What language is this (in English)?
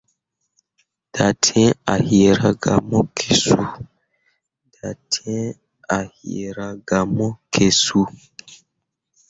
Mundang